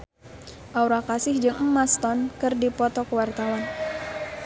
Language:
Sundanese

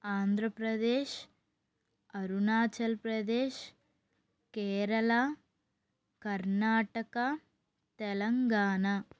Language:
Telugu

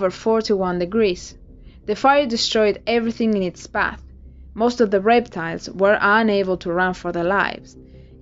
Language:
English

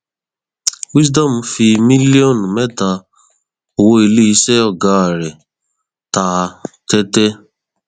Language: Yoruba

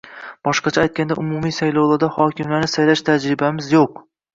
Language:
Uzbek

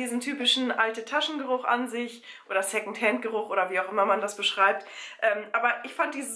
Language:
German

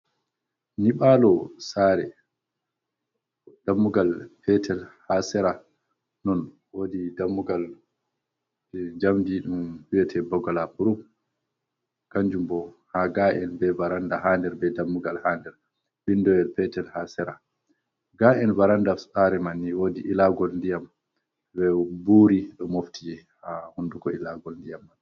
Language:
Fula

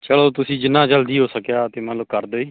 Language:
Punjabi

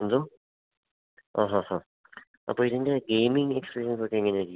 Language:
Malayalam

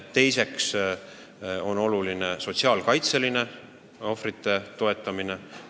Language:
Estonian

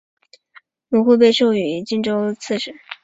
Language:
Chinese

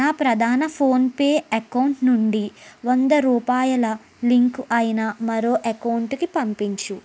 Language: Telugu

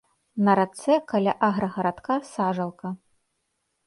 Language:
Belarusian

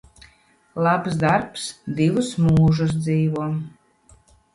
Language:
Latvian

